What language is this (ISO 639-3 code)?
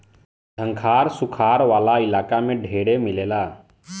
bho